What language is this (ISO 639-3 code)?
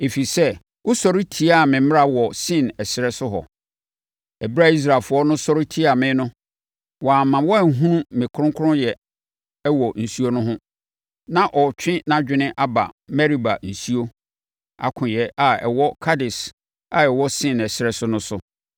aka